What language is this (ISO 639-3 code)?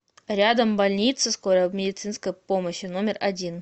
rus